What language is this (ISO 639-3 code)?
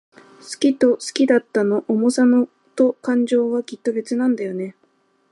jpn